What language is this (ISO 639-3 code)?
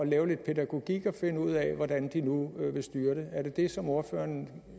dan